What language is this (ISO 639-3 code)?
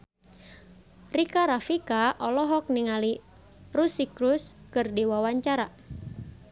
sun